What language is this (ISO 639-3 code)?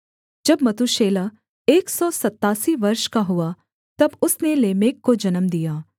hin